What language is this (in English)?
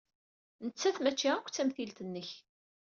Kabyle